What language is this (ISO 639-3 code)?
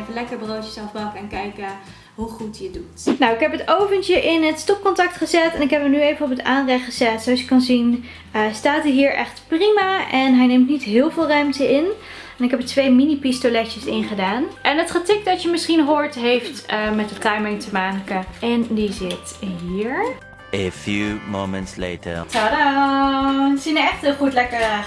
nld